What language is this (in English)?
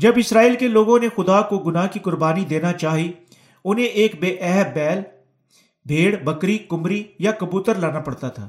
Urdu